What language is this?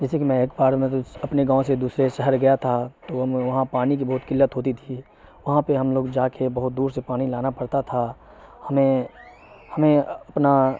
Urdu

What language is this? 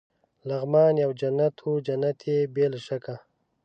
Pashto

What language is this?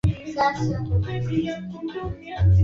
Swahili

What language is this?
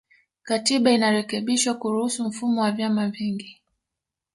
Swahili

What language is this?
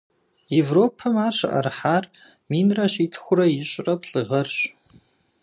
Kabardian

